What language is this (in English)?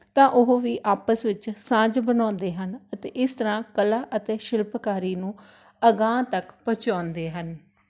Punjabi